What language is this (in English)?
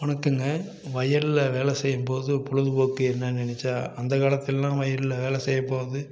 Tamil